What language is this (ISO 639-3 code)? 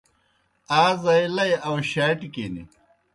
plk